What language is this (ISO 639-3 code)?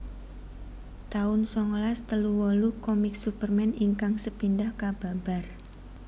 jav